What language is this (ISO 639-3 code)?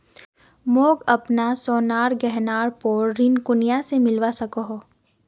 mag